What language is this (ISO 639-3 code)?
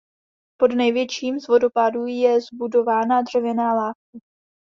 ces